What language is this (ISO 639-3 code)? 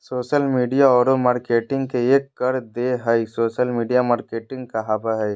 mag